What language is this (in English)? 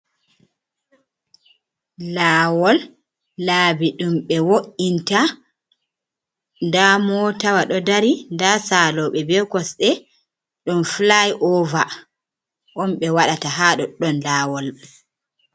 Fula